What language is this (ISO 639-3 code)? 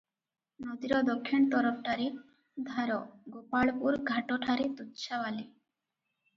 ori